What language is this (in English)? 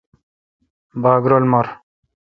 Kalkoti